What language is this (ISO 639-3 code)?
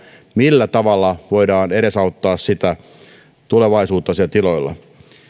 fin